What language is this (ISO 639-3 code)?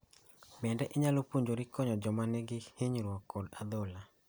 luo